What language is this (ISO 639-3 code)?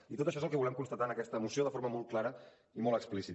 cat